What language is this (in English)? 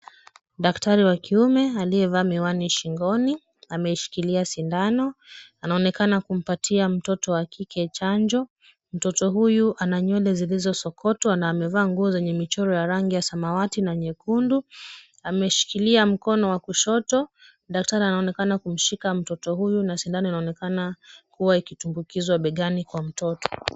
Swahili